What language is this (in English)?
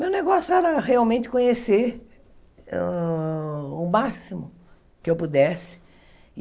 Portuguese